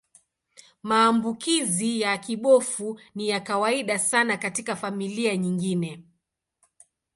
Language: Swahili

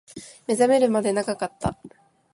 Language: Japanese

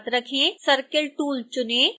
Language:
Hindi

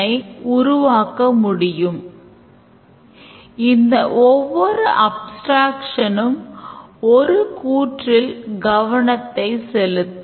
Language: Tamil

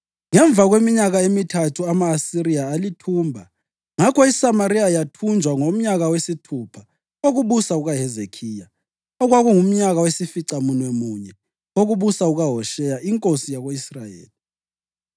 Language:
North Ndebele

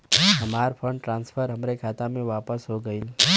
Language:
Bhojpuri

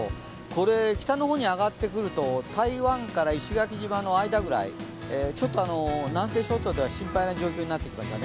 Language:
Japanese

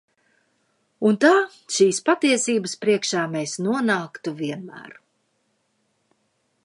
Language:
Latvian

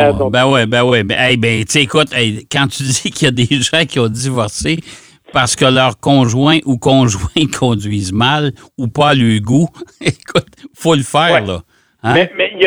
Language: French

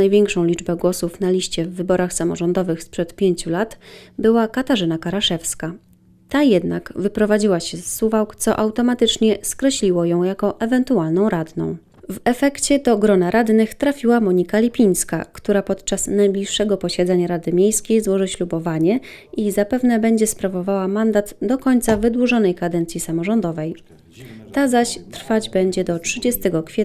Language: Polish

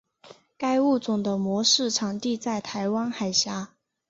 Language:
Chinese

